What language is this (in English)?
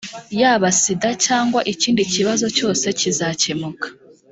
Kinyarwanda